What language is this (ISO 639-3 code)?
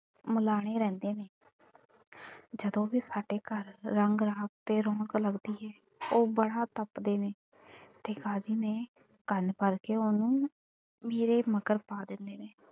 pan